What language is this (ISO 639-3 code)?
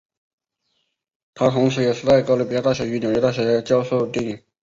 zho